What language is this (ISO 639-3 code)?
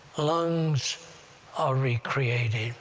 eng